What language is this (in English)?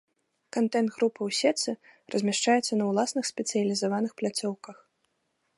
Belarusian